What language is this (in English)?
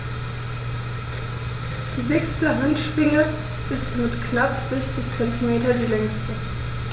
German